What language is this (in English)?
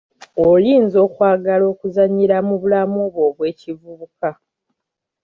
Ganda